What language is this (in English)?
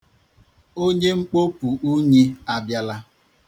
Igbo